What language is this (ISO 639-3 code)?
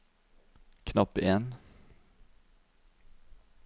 nor